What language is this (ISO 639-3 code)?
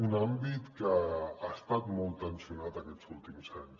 cat